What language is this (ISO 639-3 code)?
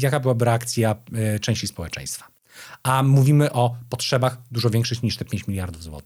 pol